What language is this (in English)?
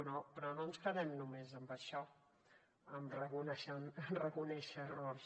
Catalan